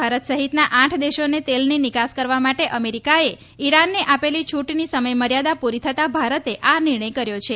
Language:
Gujarati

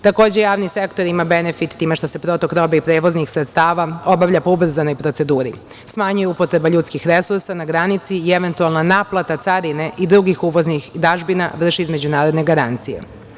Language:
Serbian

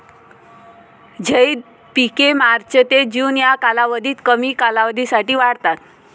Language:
Marathi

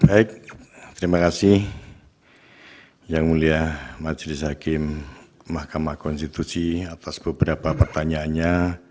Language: Indonesian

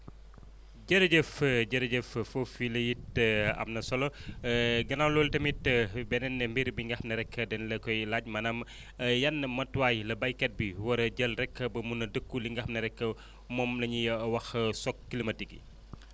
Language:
Wolof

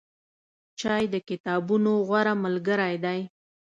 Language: Pashto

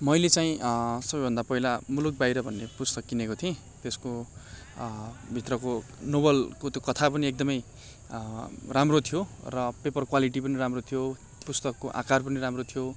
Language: Nepali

